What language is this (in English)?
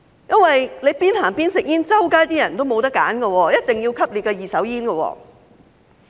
Cantonese